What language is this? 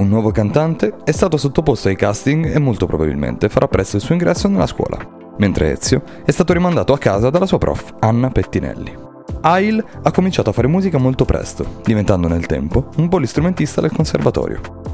Italian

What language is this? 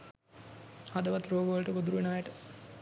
Sinhala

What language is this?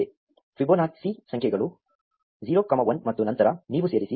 Kannada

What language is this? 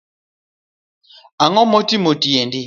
Luo (Kenya and Tanzania)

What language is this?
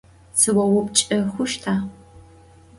Adyghe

